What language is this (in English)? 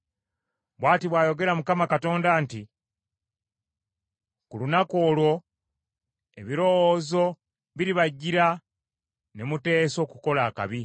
Ganda